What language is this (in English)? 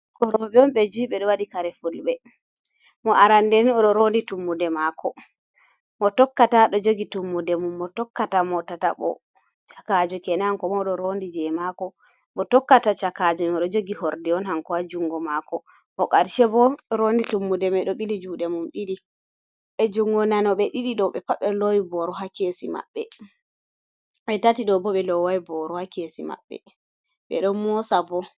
Fula